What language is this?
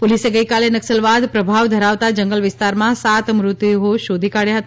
Gujarati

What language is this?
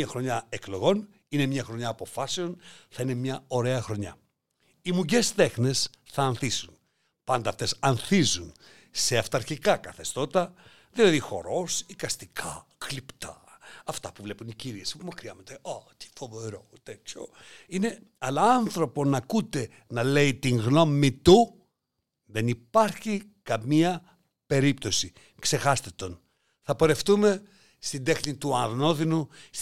Greek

